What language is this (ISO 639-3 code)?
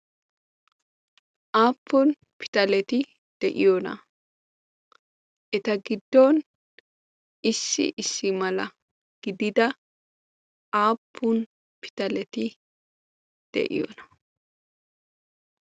wal